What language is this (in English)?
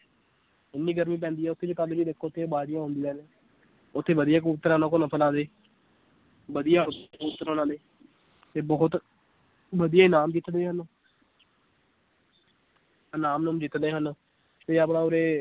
Punjabi